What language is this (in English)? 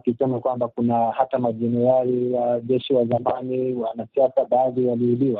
Swahili